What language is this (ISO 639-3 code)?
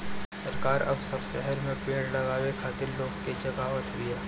bho